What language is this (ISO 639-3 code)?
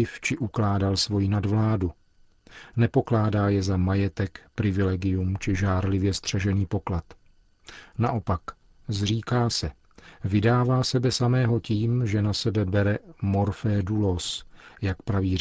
ces